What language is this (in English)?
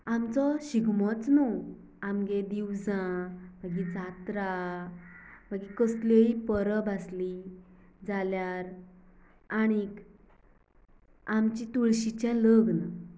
Konkani